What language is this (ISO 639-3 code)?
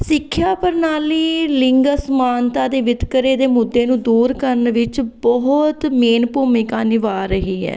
pan